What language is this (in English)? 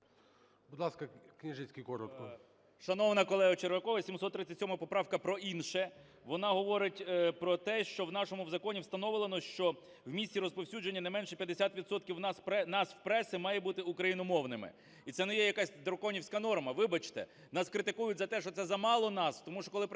Ukrainian